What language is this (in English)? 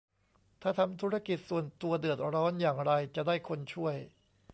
Thai